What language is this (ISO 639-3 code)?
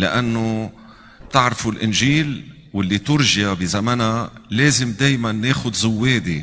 ara